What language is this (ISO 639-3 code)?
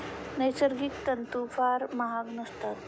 mar